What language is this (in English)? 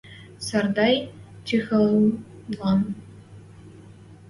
Western Mari